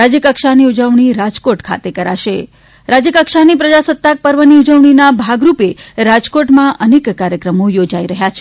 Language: Gujarati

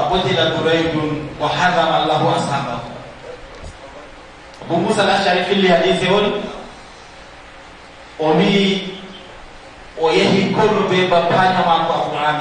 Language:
Indonesian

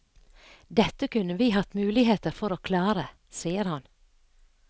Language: Norwegian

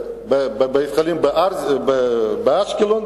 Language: Hebrew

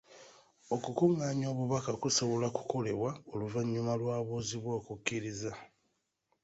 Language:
Ganda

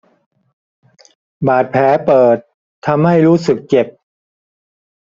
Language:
Thai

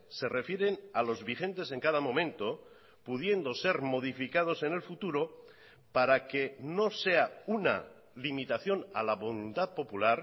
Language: Spanish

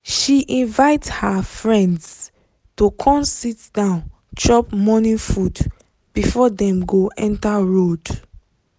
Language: Nigerian Pidgin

